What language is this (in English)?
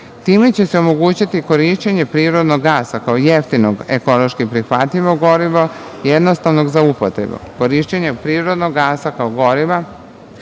Serbian